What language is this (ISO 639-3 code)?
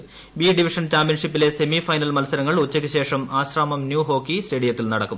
mal